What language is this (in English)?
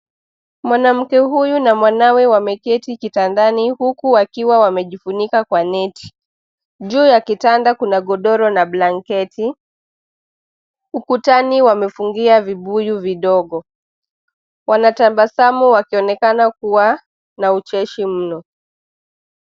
Swahili